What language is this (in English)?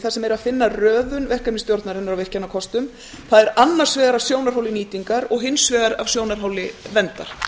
Icelandic